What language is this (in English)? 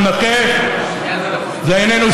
Hebrew